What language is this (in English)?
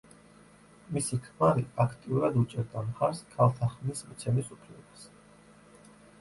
Georgian